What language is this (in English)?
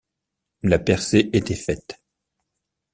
French